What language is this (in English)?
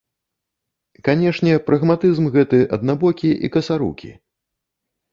Belarusian